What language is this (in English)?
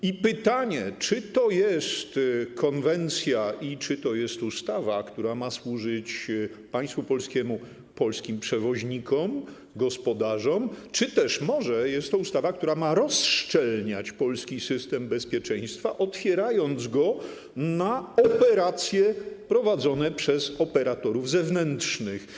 Polish